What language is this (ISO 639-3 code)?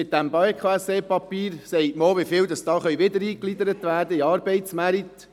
gsw